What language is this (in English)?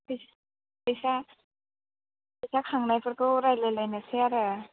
Bodo